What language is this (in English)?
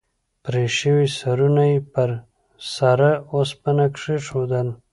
Pashto